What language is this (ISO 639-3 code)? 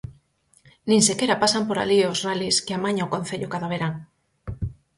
glg